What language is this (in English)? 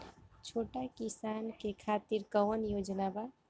Bhojpuri